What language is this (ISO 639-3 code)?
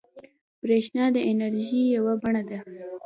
pus